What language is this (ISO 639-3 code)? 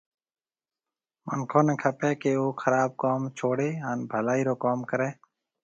mve